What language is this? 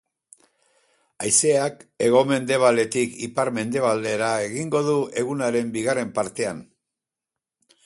Basque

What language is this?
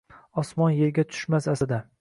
Uzbek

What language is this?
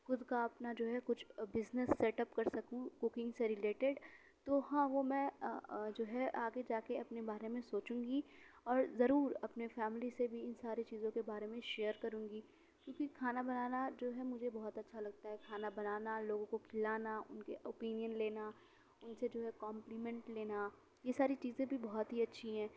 Urdu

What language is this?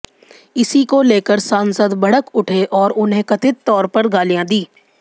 Hindi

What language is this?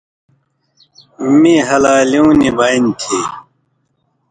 Indus Kohistani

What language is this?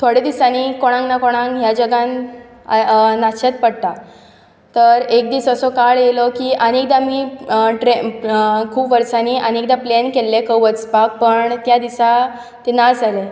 Konkani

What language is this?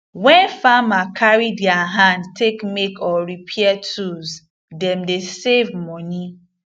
Nigerian Pidgin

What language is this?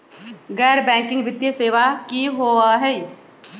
Magahi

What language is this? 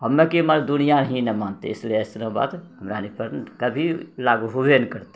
Maithili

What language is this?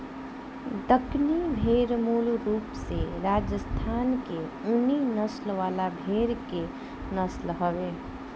Bhojpuri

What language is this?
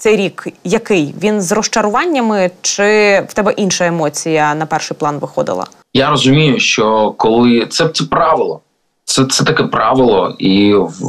Ukrainian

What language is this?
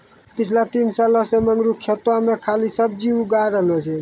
Maithili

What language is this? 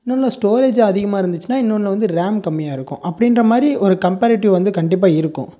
Tamil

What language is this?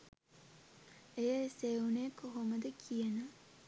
Sinhala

